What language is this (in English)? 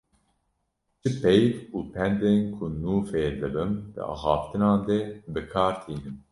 Kurdish